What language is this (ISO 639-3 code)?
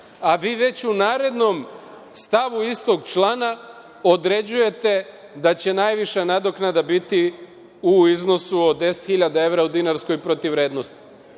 srp